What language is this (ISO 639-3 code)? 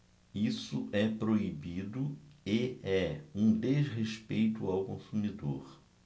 por